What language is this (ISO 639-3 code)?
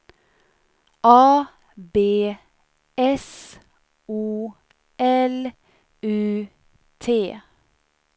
swe